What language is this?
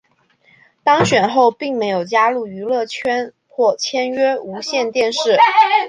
Chinese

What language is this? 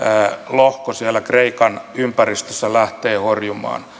Finnish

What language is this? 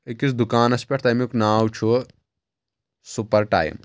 Kashmiri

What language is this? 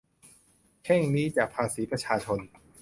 Thai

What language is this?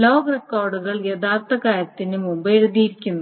Malayalam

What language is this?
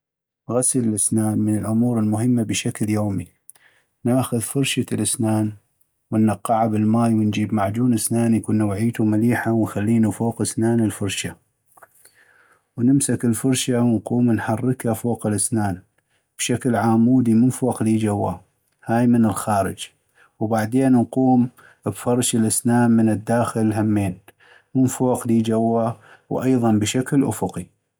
North Mesopotamian Arabic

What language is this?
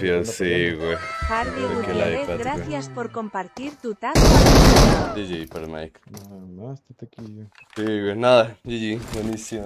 Spanish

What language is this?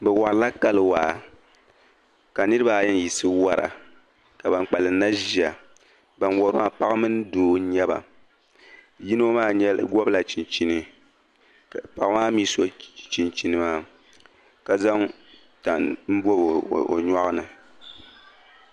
Dagbani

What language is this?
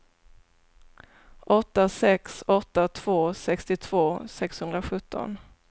Swedish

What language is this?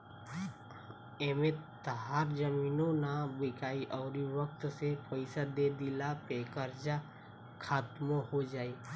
Bhojpuri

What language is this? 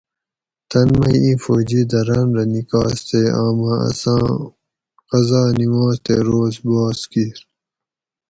Gawri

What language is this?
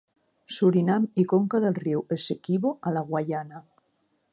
Catalan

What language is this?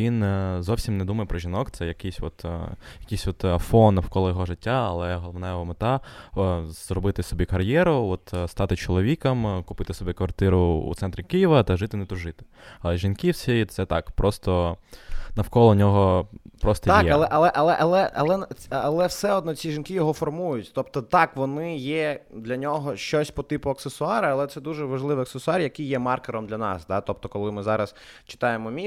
Ukrainian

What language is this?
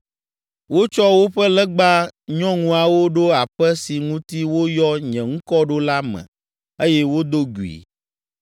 Ewe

